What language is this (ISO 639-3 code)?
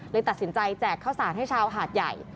tha